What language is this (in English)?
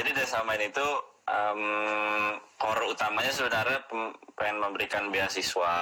Indonesian